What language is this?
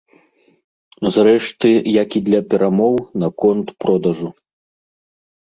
Belarusian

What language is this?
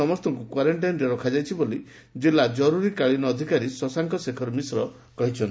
Odia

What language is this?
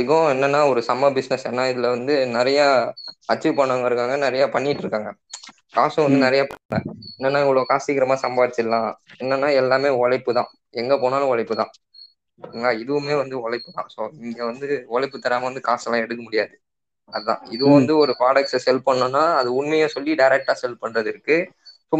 Tamil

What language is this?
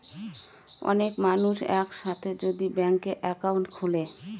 Bangla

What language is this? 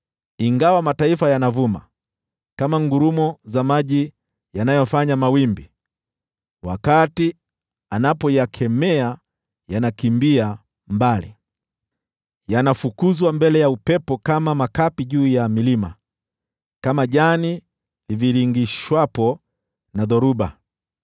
Swahili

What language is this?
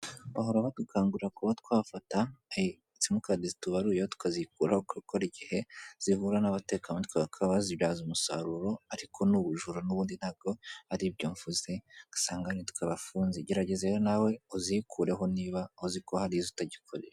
Kinyarwanda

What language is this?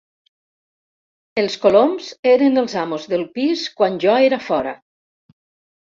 Catalan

